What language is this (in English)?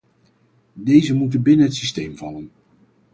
Dutch